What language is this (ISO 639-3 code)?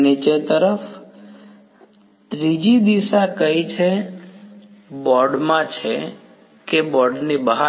guj